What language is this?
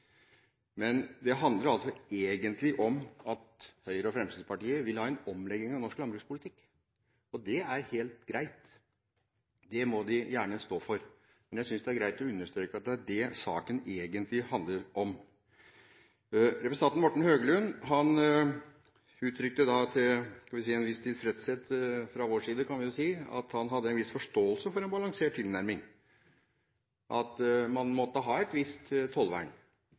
Norwegian Bokmål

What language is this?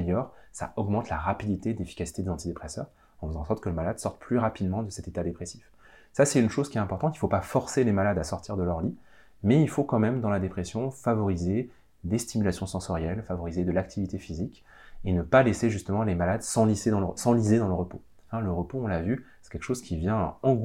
French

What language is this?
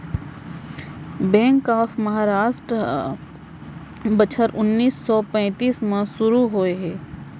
Chhattisgarhi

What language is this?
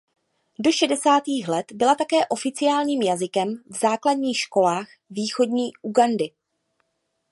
Czech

